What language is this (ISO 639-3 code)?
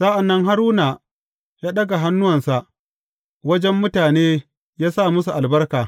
hau